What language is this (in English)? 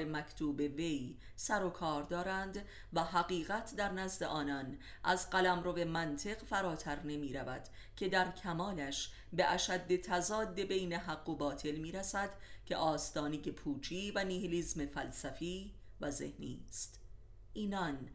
Persian